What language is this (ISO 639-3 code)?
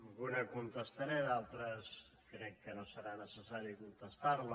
cat